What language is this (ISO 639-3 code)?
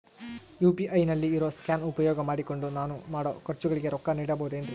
kan